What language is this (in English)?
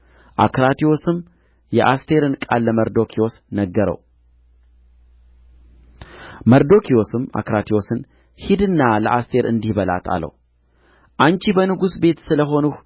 Amharic